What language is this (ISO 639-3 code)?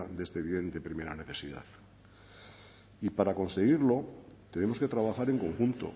spa